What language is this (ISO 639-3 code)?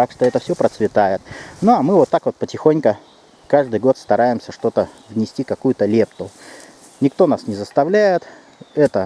rus